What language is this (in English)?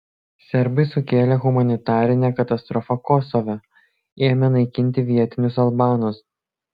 Lithuanian